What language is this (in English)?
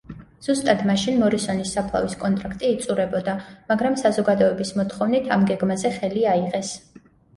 Georgian